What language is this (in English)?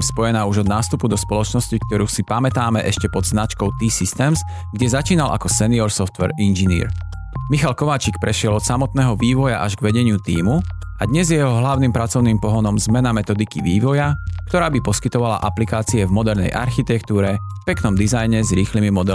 Slovak